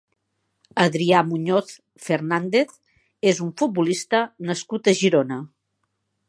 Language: Catalan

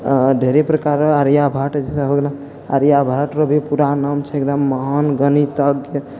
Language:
Maithili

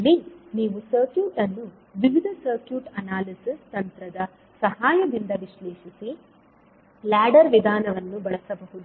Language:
Kannada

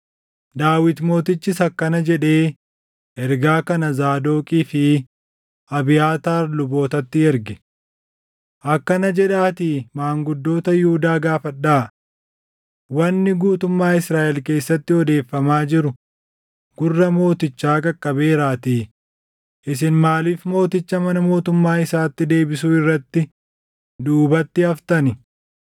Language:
Oromo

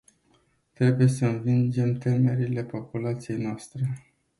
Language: Romanian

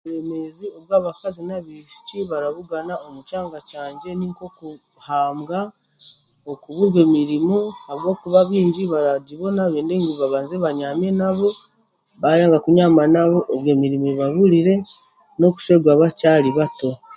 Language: Chiga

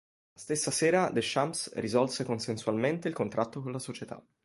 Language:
Italian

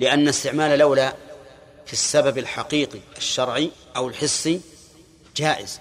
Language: Arabic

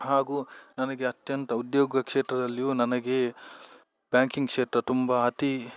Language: Kannada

